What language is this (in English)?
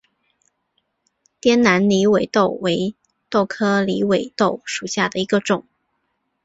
Chinese